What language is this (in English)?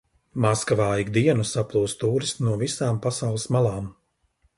Latvian